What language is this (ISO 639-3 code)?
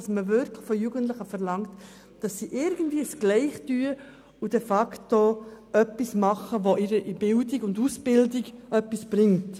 gsw